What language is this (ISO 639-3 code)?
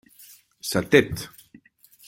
fra